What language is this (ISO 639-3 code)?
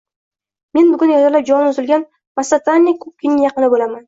uzb